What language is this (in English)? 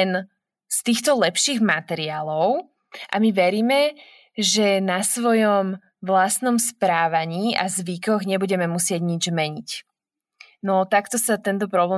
Slovak